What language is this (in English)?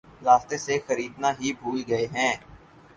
Urdu